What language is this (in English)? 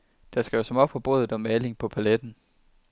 Danish